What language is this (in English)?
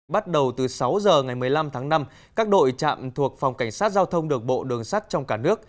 Vietnamese